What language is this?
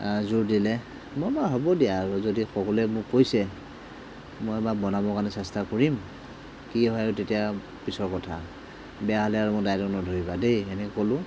Assamese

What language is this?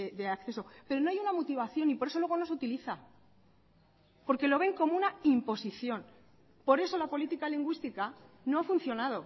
Spanish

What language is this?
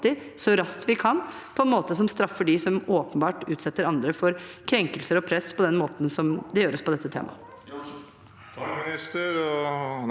Norwegian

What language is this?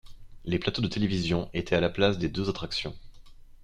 French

